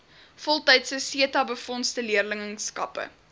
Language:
Afrikaans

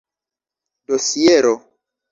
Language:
Esperanto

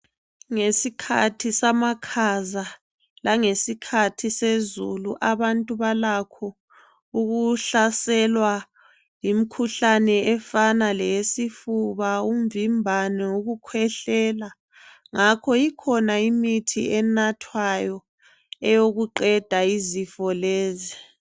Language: North Ndebele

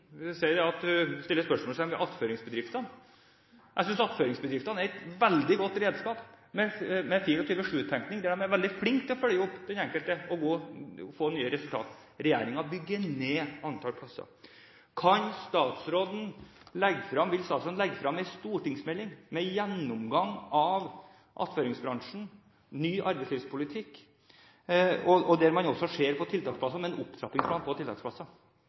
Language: Norwegian Bokmål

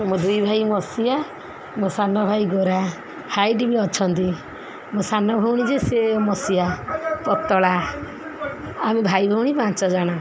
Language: Odia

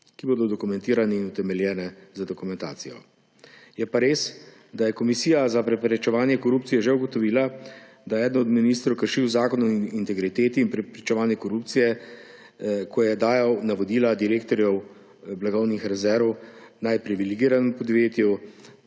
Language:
Slovenian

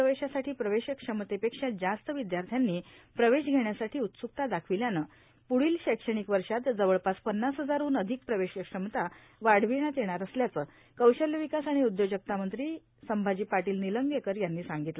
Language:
Marathi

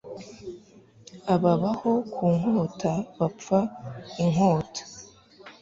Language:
Kinyarwanda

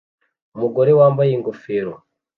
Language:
Kinyarwanda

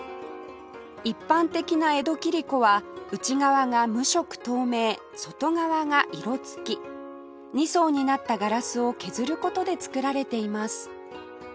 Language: Japanese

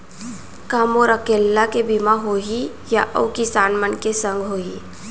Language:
Chhattisgarhi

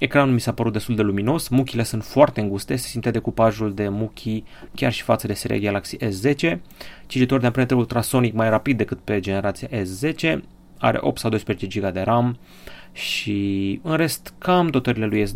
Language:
Romanian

